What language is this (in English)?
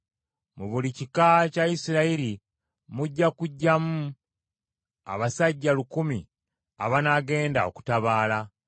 Ganda